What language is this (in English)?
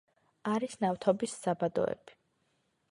Georgian